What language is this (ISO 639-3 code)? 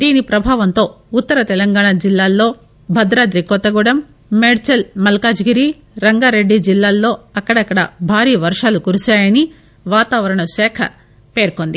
tel